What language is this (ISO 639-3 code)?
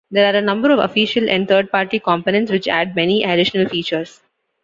eng